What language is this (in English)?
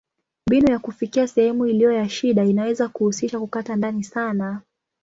Swahili